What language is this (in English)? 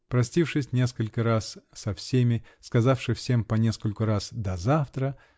Russian